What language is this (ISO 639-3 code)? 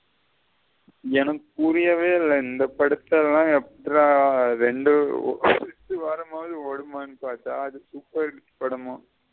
tam